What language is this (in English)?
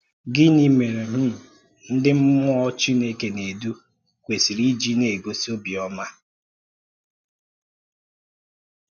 Igbo